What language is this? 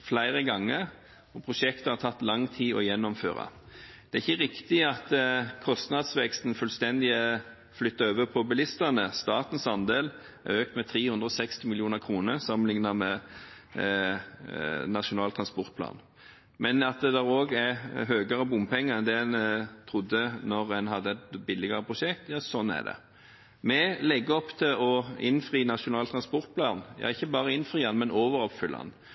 Norwegian Bokmål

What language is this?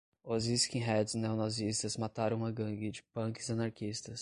Portuguese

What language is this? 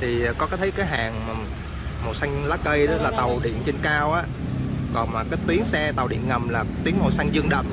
Vietnamese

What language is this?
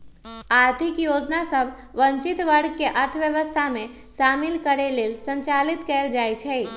Magahi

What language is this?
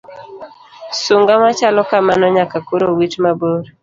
Luo (Kenya and Tanzania)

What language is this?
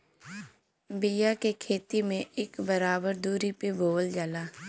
Bhojpuri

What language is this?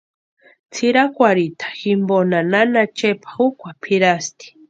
Western Highland Purepecha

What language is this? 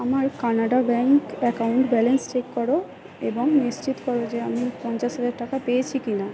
Bangla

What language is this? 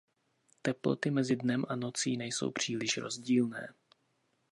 Czech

